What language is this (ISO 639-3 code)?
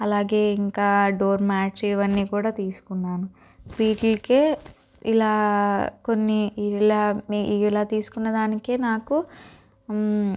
tel